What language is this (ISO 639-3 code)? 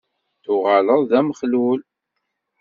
kab